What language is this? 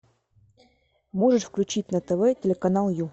Russian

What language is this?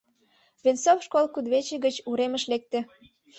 Mari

